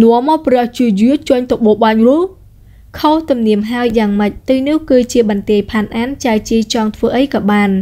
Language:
Vietnamese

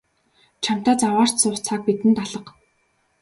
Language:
Mongolian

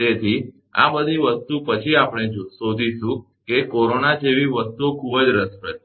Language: Gujarati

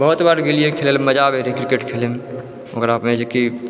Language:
Maithili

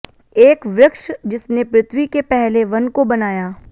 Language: Hindi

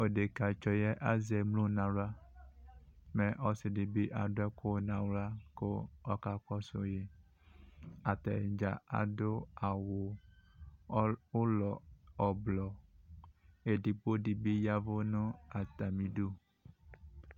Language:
Ikposo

